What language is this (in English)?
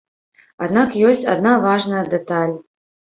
Belarusian